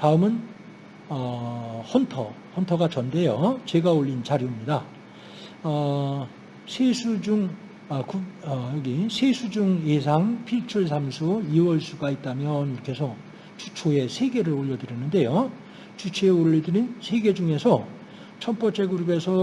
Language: Korean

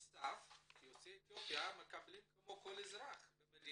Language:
Hebrew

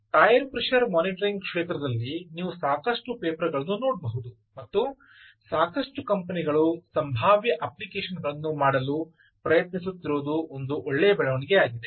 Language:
Kannada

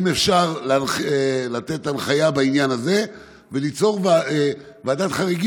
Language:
Hebrew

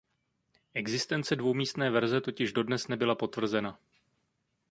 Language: Czech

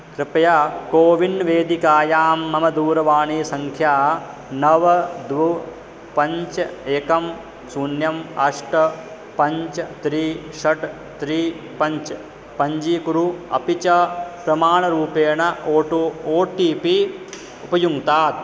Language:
Sanskrit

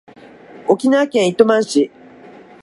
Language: Japanese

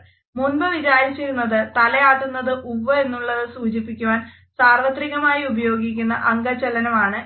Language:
Malayalam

